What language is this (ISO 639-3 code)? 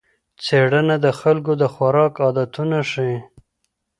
pus